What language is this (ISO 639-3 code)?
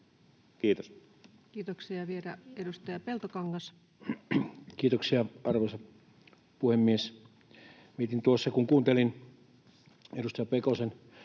fin